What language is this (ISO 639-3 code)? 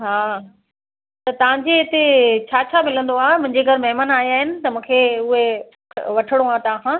snd